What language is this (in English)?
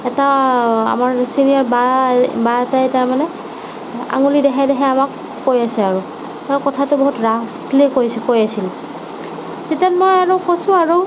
Assamese